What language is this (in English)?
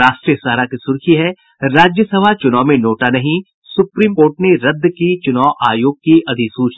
Hindi